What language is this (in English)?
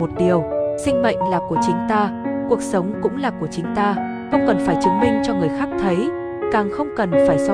Vietnamese